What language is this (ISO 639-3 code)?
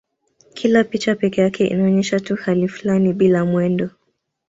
swa